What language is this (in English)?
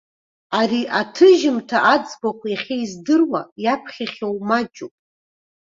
Abkhazian